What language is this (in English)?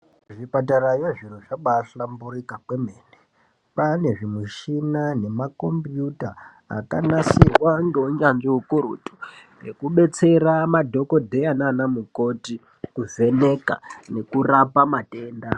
Ndau